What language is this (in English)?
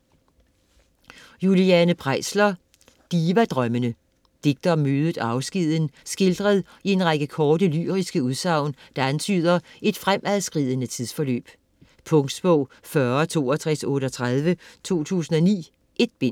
Danish